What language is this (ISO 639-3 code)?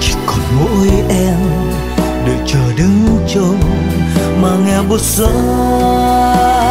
vie